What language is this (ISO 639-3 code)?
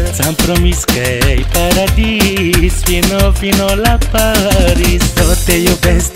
ron